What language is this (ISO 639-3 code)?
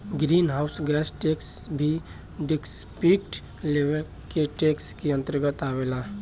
bho